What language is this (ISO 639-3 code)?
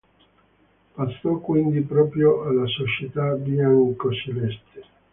ita